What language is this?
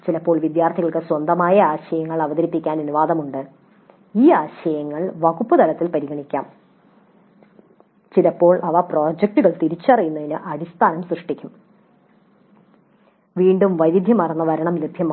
Malayalam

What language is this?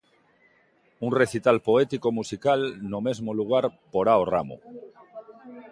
Galician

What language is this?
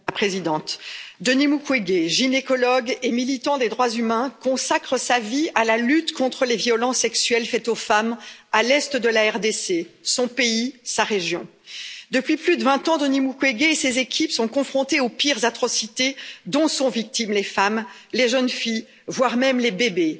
French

